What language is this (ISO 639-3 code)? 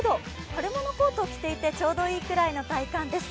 jpn